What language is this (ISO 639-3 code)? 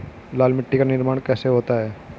hin